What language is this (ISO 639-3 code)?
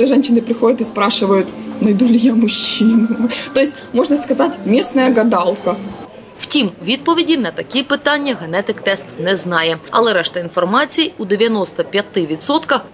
ukr